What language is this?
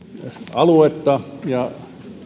Finnish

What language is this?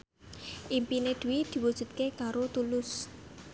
Javanese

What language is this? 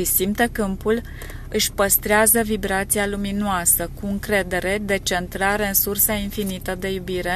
Romanian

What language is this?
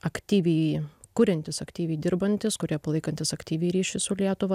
Lithuanian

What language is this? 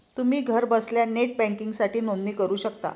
Marathi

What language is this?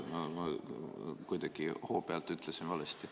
Estonian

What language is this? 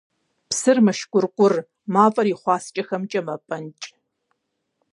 Kabardian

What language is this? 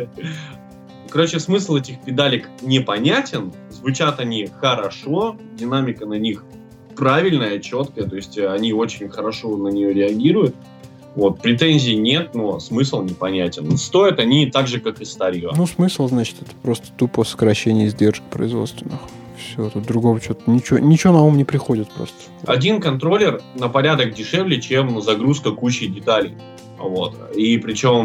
Russian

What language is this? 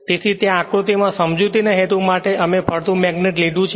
Gujarati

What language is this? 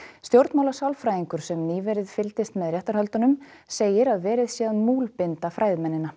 Icelandic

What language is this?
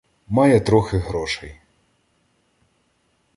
Ukrainian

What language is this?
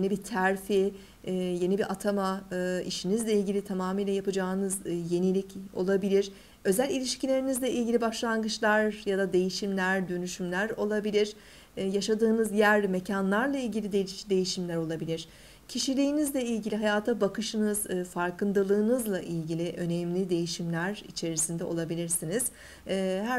Turkish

